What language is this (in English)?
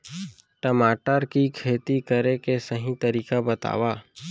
Chhattisgarhi